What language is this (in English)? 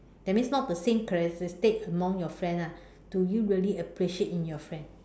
English